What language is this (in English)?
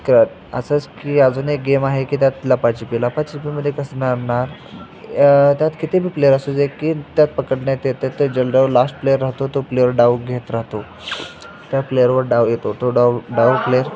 Marathi